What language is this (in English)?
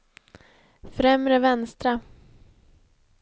Swedish